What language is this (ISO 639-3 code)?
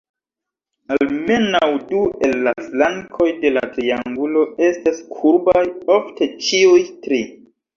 epo